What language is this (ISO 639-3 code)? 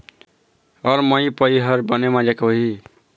hne